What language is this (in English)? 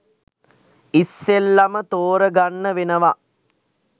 Sinhala